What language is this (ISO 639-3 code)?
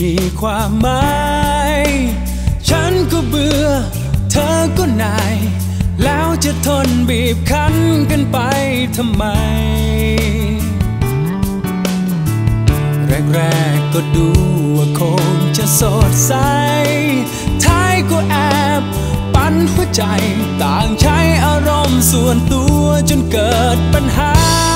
tha